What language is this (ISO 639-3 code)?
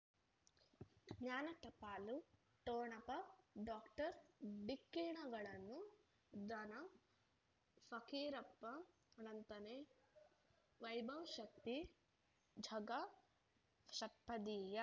kan